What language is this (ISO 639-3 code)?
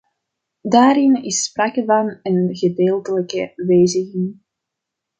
nld